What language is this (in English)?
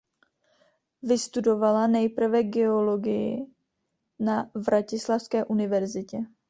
Czech